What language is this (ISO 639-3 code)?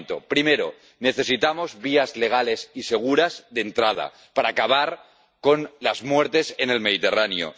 spa